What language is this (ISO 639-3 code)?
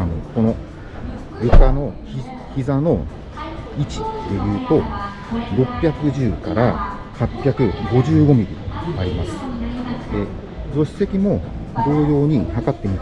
jpn